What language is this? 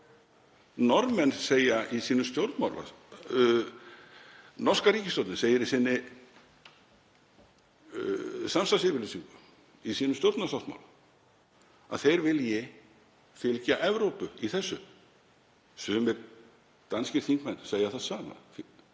Icelandic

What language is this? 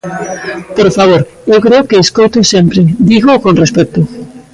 Galician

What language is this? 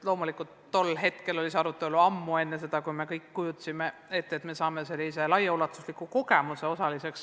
Estonian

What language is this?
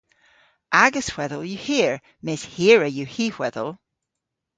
Cornish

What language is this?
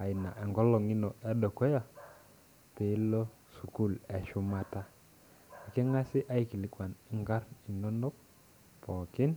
Masai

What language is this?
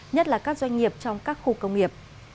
Vietnamese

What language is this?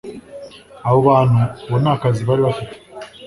Kinyarwanda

